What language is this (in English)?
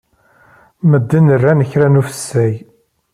Kabyle